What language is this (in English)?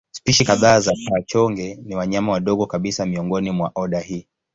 Swahili